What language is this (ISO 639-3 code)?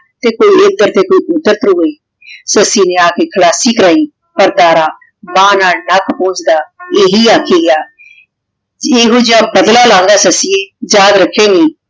pan